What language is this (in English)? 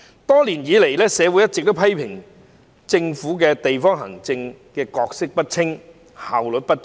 Cantonese